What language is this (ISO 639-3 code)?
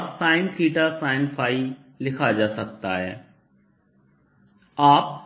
hin